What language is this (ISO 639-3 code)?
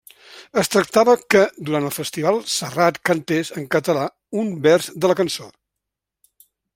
cat